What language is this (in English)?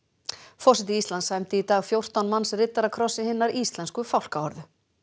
Icelandic